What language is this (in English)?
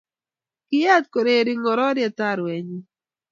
Kalenjin